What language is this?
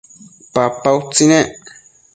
Matsés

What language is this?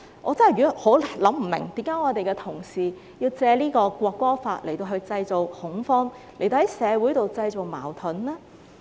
Cantonese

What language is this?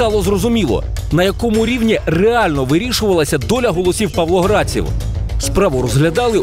Ukrainian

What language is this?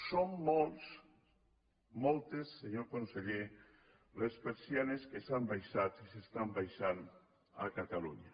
Catalan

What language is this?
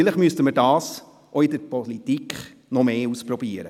Swiss German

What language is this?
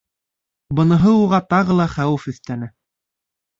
Bashkir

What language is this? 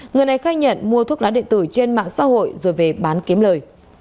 Vietnamese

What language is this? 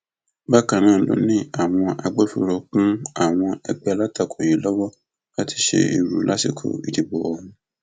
Yoruba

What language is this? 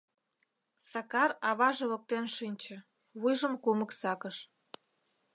Mari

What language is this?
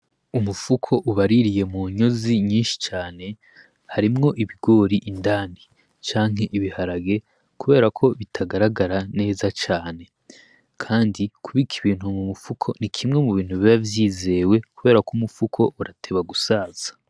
Rundi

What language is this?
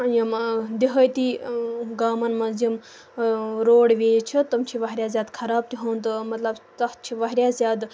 Kashmiri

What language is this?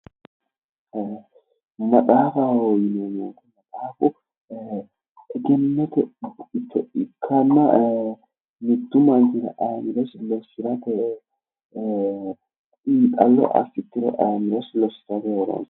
Sidamo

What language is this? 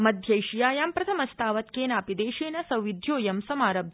Sanskrit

